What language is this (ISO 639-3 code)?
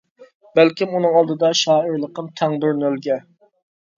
uig